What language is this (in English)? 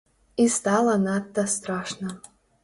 Belarusian